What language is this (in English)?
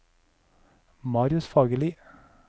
Norwegian